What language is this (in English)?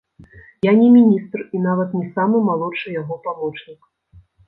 Belarusian